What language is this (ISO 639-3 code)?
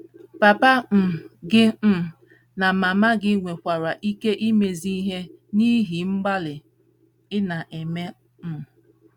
ibo